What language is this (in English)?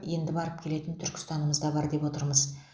Kazakh